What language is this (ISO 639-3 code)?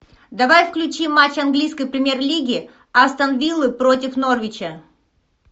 rus